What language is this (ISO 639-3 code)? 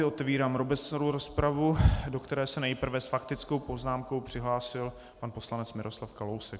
ces